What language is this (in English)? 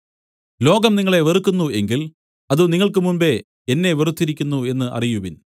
Malayalam